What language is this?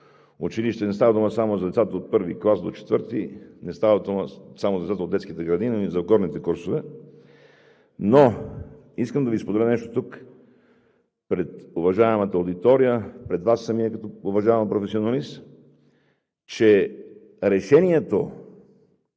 Bulgarian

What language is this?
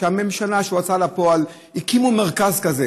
Hebrew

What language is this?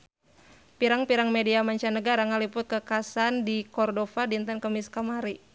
Sundanese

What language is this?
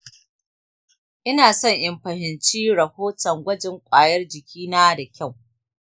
Hausa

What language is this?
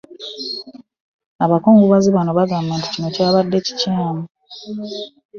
Ganda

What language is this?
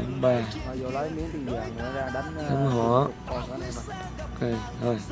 Vietnamese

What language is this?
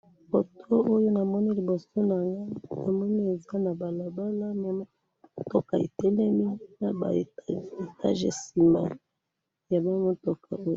Lingala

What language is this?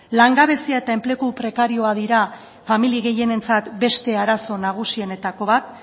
Basque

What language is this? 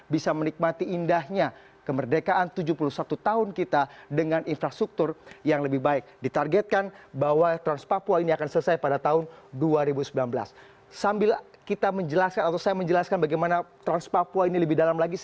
Indonesian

